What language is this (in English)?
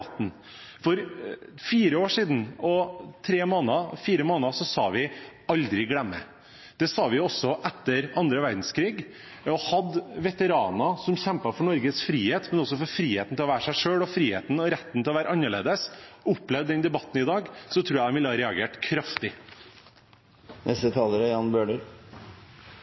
Norwegian Bokmål